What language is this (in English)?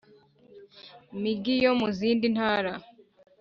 Kinyarwanda